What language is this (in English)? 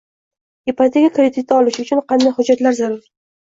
Uzbek